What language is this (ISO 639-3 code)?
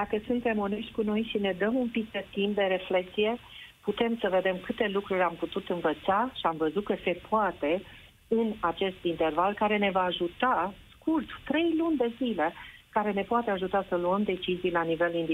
ron